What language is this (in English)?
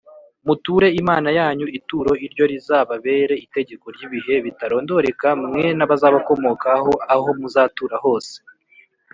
Kinyarwanda